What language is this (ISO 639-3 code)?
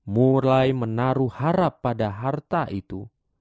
ind